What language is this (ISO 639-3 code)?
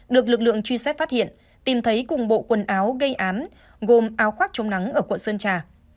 vie